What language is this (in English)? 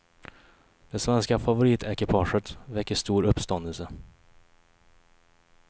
Swedish